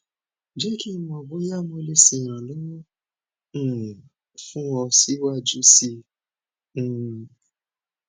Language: Yoruba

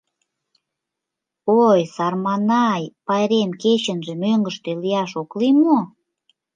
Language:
Mari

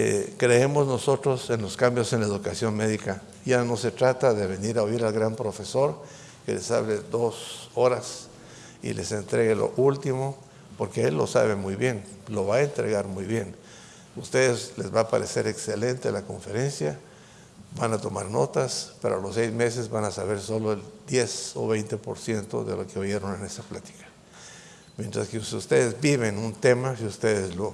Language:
Spanish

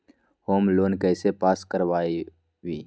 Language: Magahi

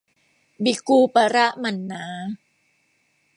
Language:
Thai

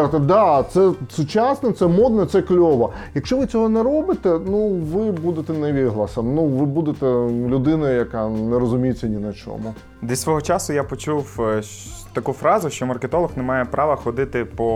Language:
Ukrainian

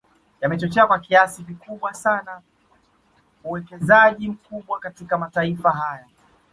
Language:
Swahili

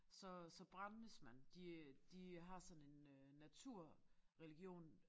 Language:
Danish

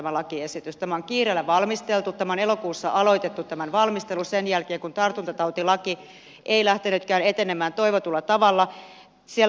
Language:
Finnish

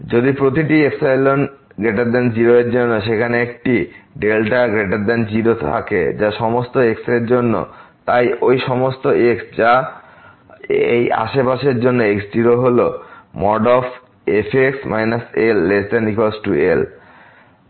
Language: Bangla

